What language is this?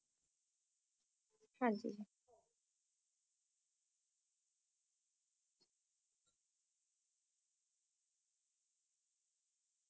Punjabi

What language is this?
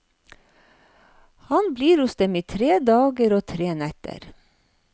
Norwegian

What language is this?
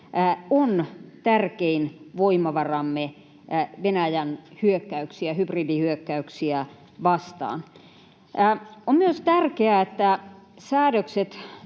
Finnish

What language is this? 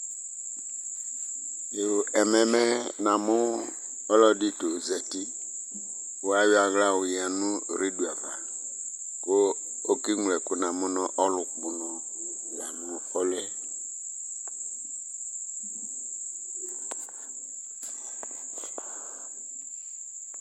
Ikposo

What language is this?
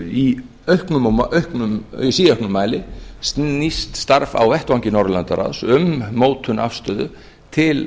Icelandic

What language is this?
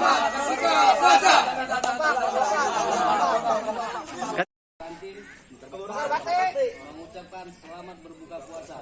Indonesian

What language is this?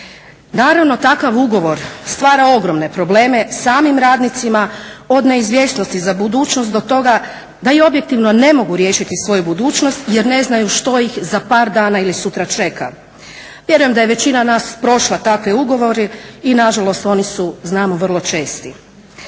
Croatian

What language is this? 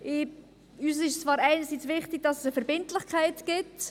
Swiss German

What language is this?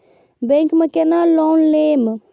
Maithili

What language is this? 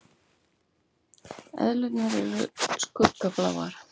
Icelandic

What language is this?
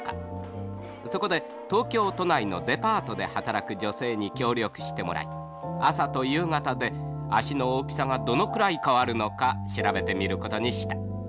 Japanese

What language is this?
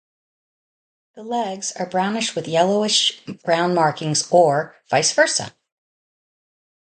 English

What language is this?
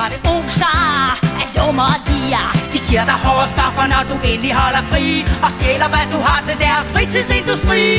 Danish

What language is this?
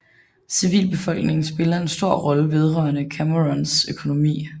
Danish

